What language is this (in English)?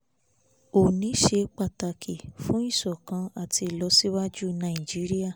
Yoruba